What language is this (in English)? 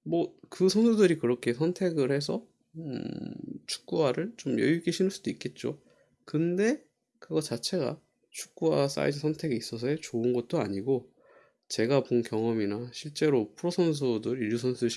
Korean